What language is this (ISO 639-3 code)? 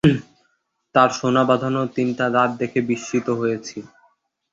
ben